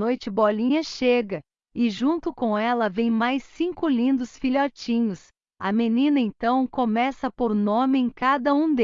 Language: Portuguese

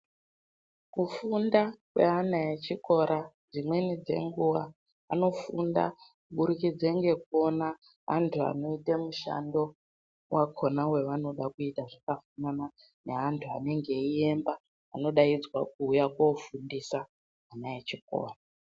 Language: Ndau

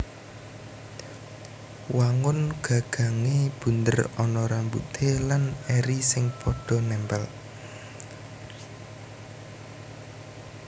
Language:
Javanese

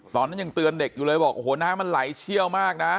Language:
Thai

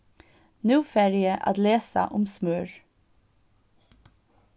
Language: Faroese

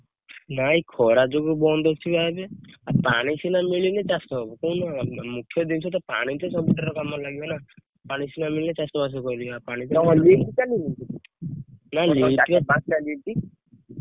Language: Odia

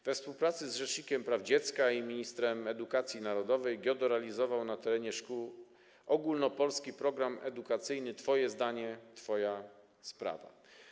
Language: Polish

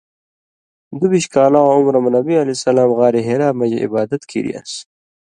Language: Indus Kohistani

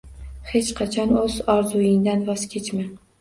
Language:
Uzbek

